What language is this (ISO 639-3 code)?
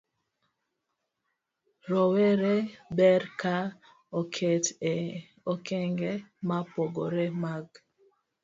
luo